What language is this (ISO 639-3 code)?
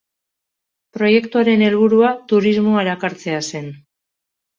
eus